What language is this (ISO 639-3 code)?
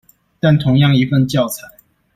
zho